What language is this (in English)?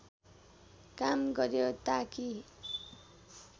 Nepali